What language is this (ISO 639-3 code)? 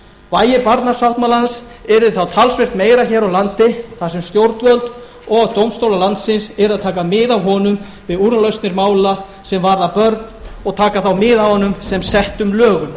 isl